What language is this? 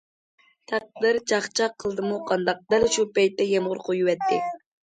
Uyghur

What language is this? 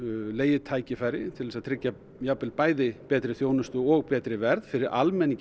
Icelandic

